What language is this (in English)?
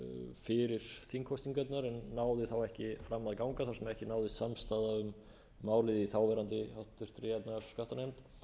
Icelandic